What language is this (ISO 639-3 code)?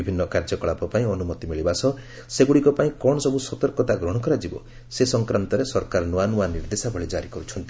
ori